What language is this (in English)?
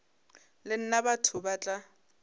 Northern Sotho